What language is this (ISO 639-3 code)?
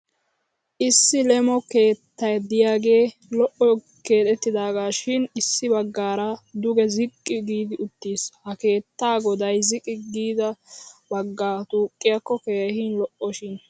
wal